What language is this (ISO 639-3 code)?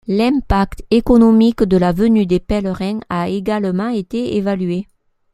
fra